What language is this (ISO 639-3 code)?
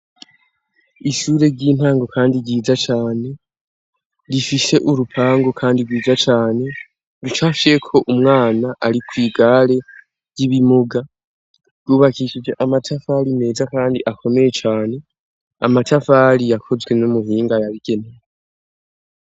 run